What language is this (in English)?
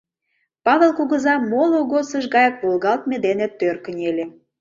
Mari